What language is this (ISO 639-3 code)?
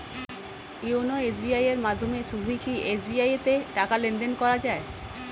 ben